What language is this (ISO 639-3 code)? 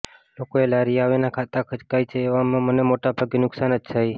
guj